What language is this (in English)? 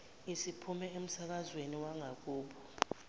Zulu